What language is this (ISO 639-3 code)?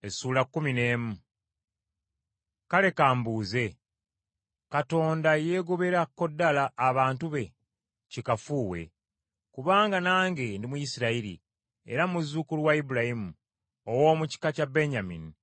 lug